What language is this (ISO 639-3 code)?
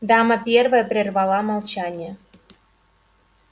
rus